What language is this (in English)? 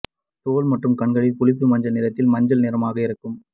Tamil